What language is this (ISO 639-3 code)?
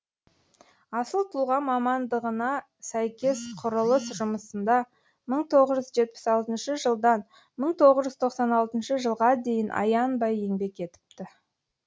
kaz